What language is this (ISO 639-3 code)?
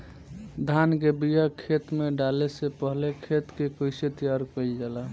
bho